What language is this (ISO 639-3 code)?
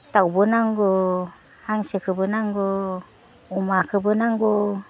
brx